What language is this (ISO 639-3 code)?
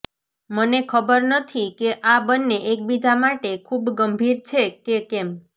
guj